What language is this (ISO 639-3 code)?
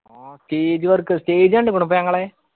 mal